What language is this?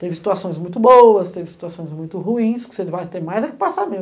Portuguese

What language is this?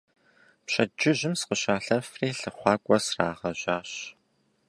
Kabardian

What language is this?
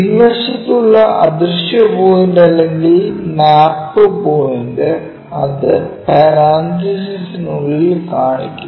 Malayalam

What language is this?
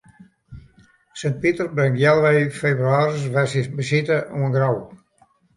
Western Frisian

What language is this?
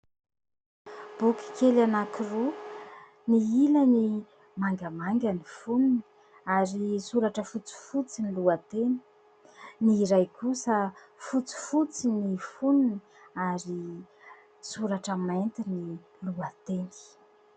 Malagasy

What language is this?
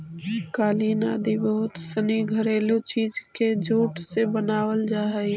Magahi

